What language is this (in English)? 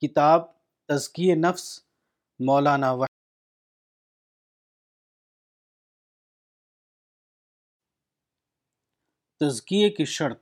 Urdu